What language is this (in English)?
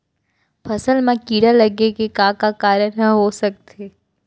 Chhattisgarhi